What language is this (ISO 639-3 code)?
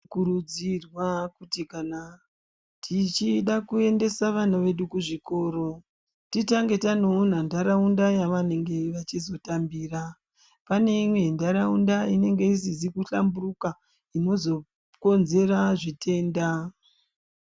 ndc